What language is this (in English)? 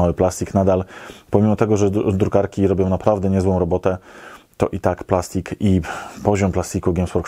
Polish